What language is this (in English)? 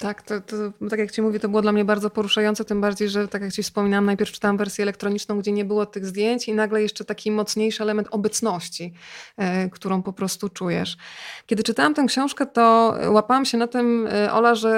Polish